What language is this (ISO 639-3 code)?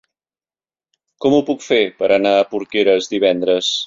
cat